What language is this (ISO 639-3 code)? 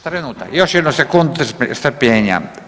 hrv